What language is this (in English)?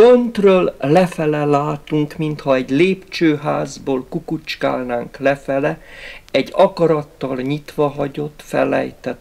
Hungarian